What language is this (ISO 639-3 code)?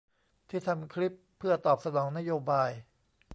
tha